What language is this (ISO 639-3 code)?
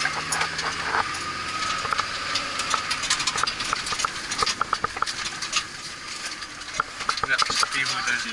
nld